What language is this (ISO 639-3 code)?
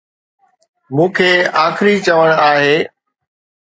snd